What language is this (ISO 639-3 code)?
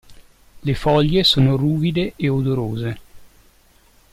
ita